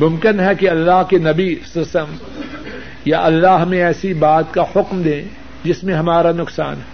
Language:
Urdu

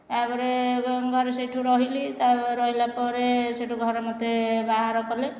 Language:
Odia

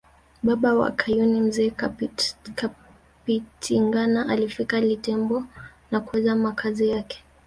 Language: Swahili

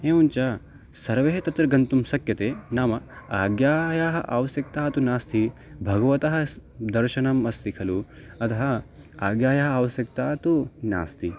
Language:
Sanskrit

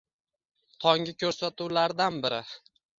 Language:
Uzbek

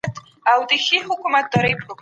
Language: Pashto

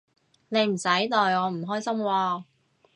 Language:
Cantonese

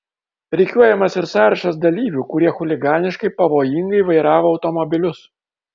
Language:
Lithuanian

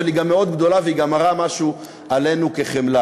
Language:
Hebrew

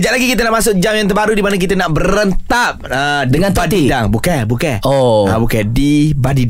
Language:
Malay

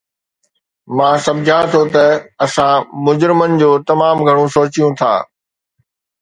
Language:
Sindhi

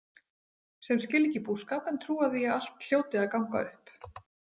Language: Icelandic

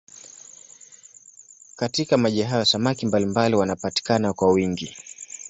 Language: Swahili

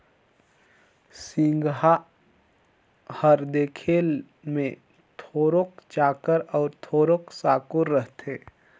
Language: Chhattisgarhi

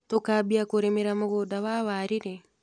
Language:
Kikuyu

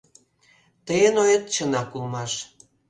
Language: Mari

